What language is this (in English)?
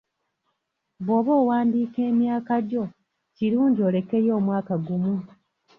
Ganda